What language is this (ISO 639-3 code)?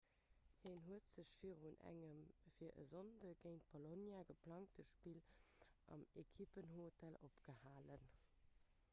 ltz